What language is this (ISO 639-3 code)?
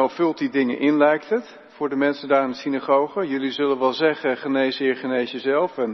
nld